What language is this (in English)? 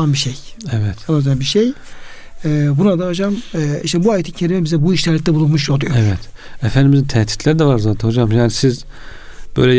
Turkish